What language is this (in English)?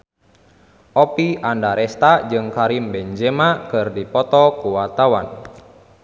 Sundanese